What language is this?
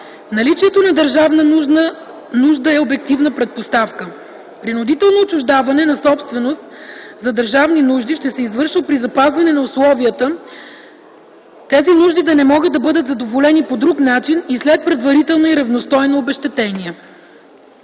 Bulgarian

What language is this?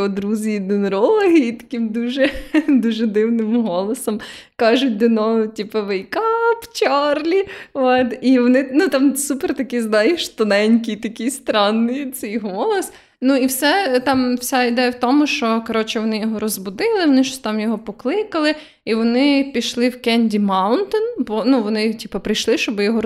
Ukrainian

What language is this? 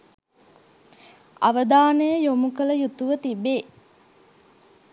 Sinhala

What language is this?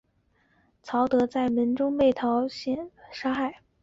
Chinese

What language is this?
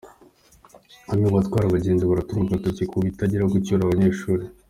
Kinyarwanda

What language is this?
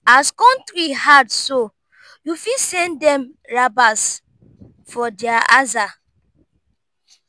Nigerian Pidgin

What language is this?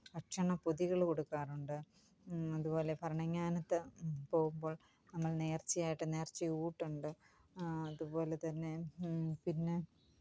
Malayalam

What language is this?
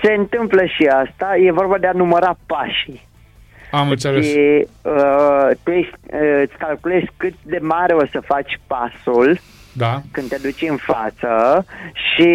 Romanian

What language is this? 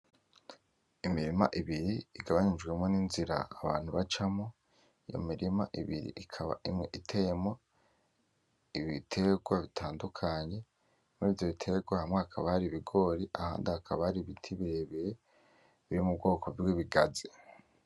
Rundi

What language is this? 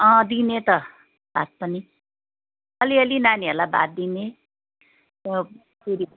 Nepali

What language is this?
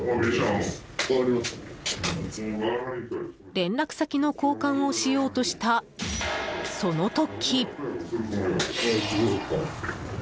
Japanese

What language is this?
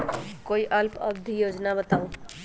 Magahi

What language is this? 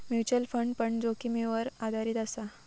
Marathi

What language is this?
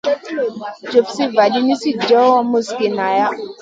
Masana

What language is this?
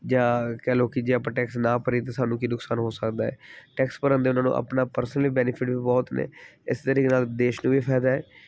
Punjabi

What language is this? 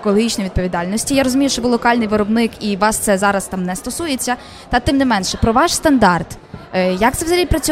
Ukrainian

